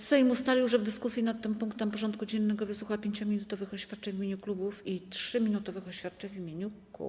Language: Polish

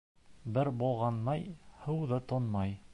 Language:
Bashkir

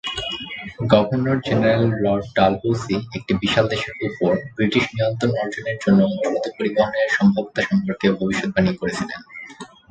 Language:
Bangla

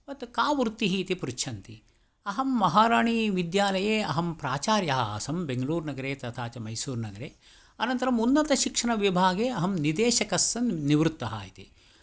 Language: Sanskrit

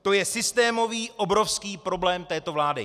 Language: Czech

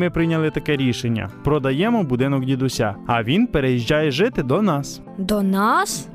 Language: Ukrainian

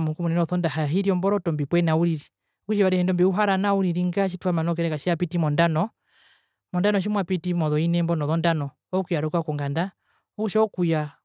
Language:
Herero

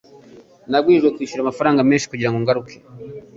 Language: Kinyarwanda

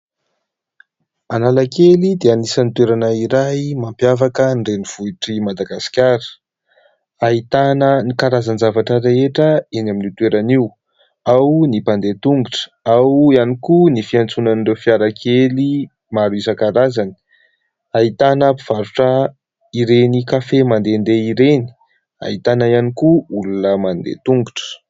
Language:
Malagasy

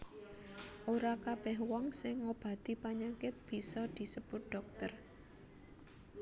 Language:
Javanese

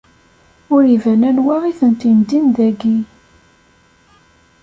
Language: Kabyle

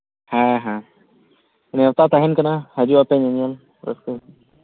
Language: Santali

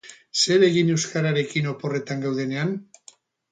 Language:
Basque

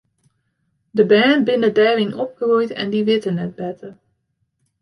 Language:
Western Frisian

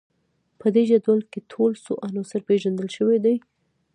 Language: Pashto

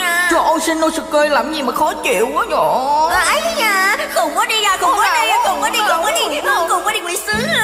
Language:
Vietnamese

